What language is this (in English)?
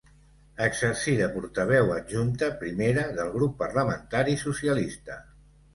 Catalan